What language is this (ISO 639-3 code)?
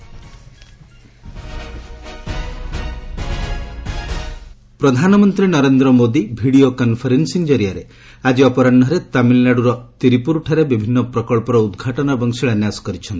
ori